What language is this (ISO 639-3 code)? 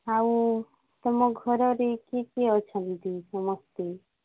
ori